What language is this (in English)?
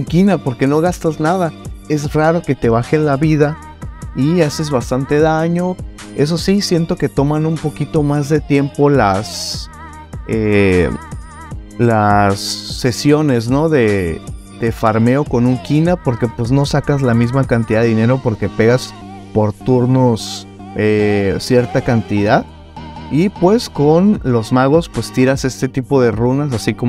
Spanish